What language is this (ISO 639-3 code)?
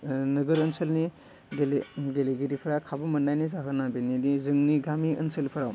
brx